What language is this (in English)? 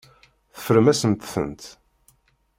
Kabyle